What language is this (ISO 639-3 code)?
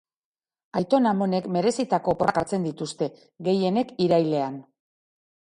eus